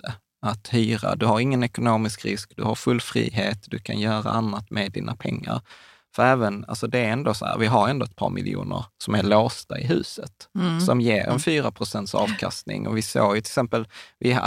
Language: Swedish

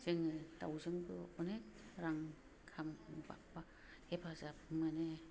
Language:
Bodo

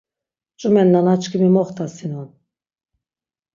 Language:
Laz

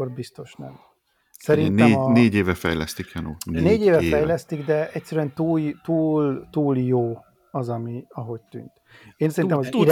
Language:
Hungarian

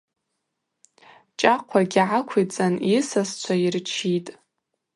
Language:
Abaza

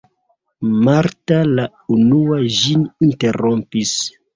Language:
Esperanto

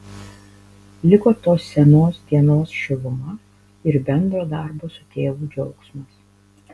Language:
Lithuanian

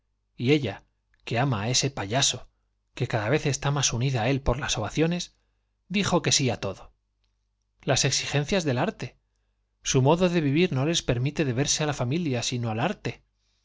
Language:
Spanish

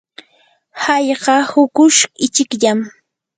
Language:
Yanahuanca Pasco Quechua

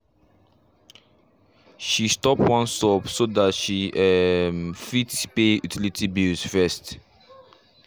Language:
Nigerian Pidgin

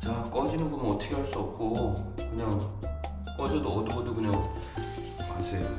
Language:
Korean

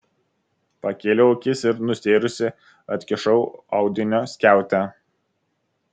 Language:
Lithuanian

